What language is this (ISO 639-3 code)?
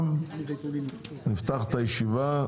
heb